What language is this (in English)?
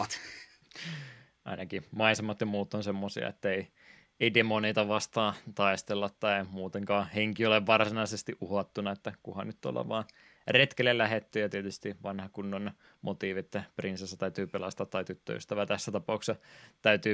Finnish